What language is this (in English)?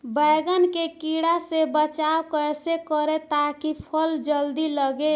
Bhojpuri